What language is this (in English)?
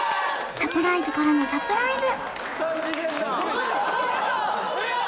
Japanese